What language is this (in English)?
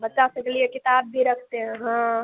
Hindi